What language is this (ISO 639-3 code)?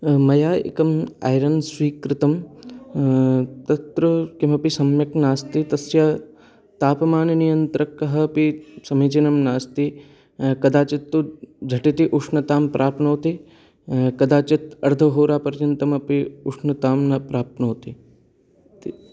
san